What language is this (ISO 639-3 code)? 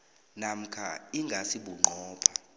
nbl